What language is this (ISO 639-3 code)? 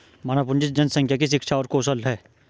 hin